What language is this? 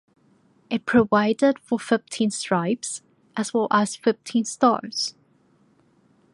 English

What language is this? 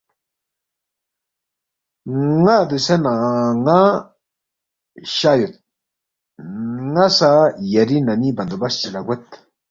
Balti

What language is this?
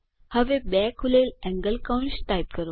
Gujarati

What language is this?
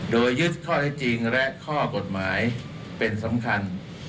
Thai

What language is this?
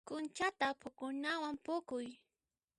Puno Quechua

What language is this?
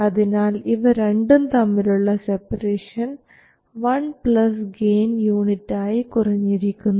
Malayalam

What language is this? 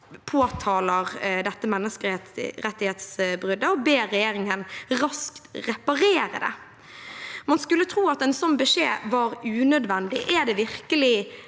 Norwegian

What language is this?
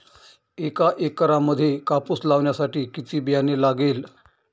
Marathi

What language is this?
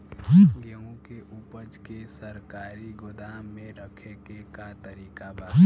Bhojpuri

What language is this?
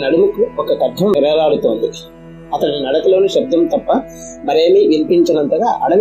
Telugu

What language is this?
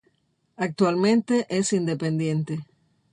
Spanish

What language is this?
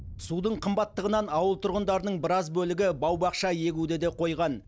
Kazakh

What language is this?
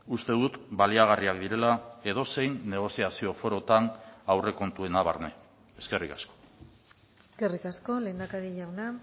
Basque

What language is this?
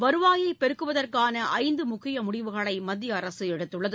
Tamil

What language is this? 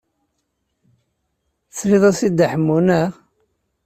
Kabyle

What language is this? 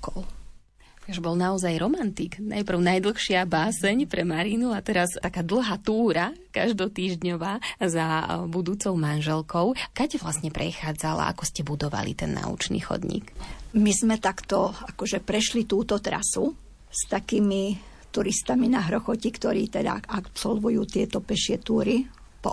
Slovak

